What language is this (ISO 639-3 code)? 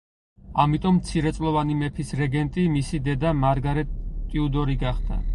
kat